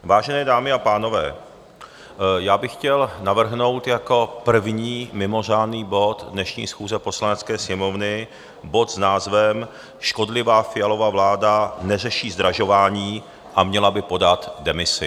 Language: Czech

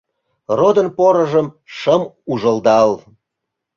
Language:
Mari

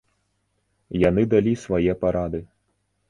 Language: Belarusian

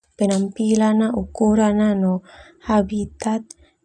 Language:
Termanu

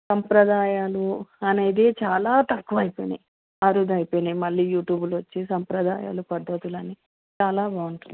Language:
Telugu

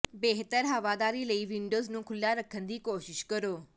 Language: Punjabi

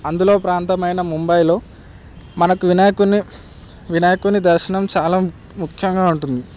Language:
Telugu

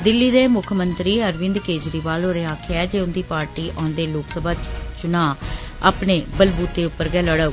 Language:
Dogri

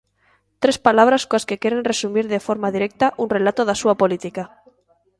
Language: Galician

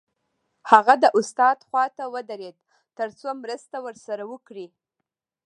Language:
Pashto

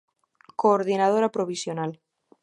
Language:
Galician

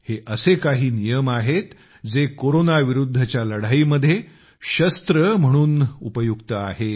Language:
Marathi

